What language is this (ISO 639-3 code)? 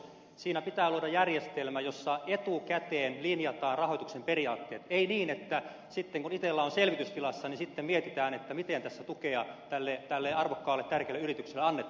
fin